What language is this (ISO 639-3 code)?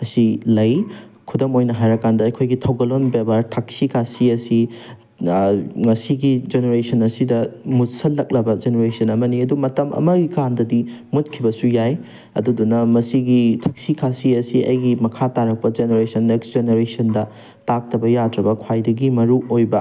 mni